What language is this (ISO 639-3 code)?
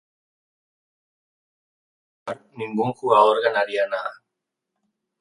spa